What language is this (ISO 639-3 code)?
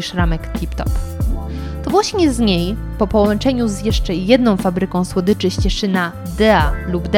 pol